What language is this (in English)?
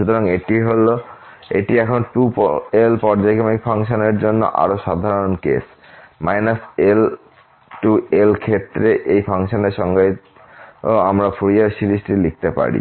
Bangla